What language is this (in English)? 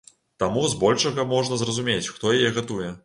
Belarusian